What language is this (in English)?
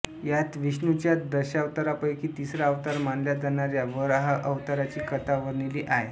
Marathi